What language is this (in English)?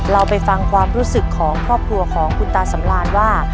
Thai